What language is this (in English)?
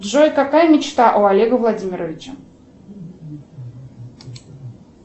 Russian